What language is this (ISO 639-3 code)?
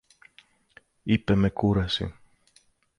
ell